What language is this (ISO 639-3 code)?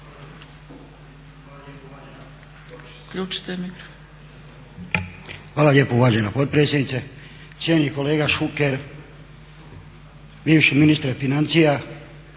hrv